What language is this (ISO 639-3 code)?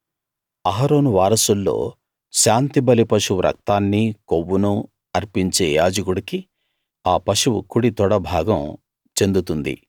tel